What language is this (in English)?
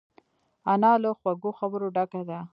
Pashto